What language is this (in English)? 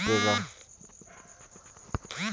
Bhojpuri